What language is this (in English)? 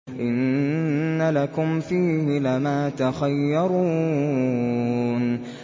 Arabic